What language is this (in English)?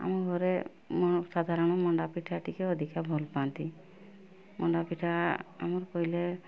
Odia